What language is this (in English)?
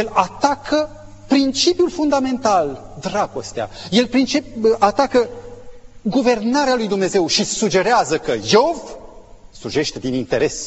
Romanian